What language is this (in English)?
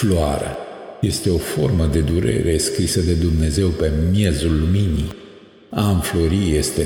Romanian